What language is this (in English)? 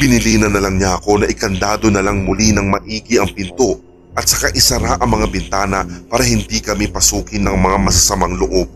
Filipino